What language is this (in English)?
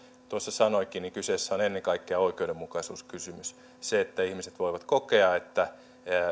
Finnish